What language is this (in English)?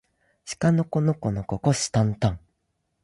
Japanese